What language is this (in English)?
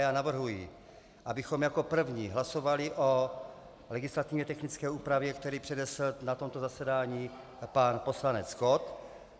Czech